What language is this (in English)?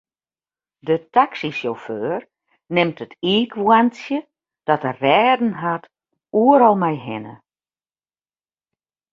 Western Frisian